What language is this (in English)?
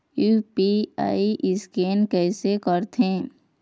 Chhattisgarhi